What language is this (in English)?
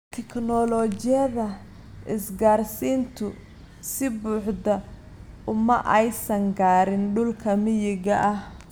Somali